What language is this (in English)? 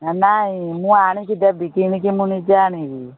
Odia